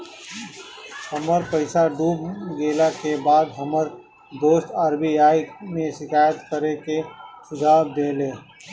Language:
Bhojpuri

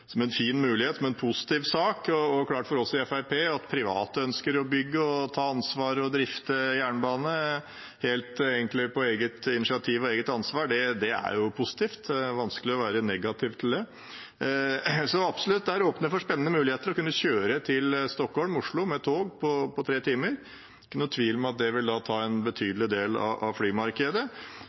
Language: Norwegian Bokmål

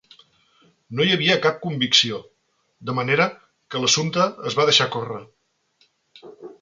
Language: Catalan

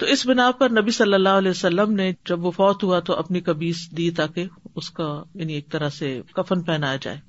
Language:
Urdu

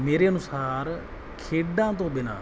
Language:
Punjabi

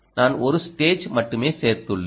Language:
Tamil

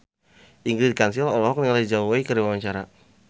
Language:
Sundanese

